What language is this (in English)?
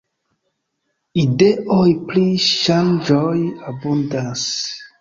Esperanto